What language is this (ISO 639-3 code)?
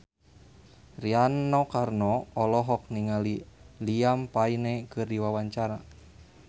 sun